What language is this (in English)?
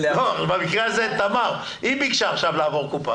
Hebrew